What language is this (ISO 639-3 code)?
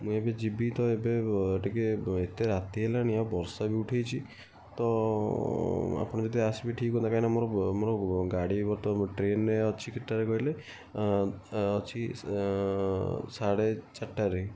ori